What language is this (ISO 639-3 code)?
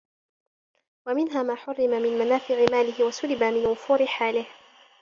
ara